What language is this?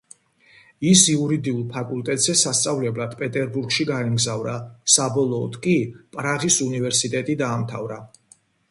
Georgian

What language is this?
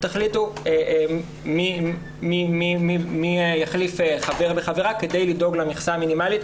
Hebrew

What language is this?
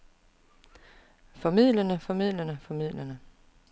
Danish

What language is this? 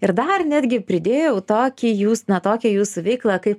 Lithuanian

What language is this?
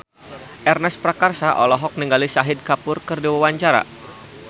Sundanese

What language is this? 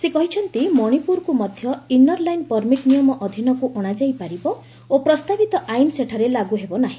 Odia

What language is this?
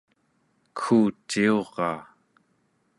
Central Yupik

